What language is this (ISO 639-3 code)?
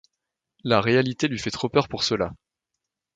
fra